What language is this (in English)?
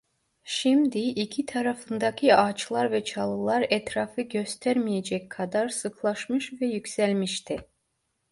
Turkish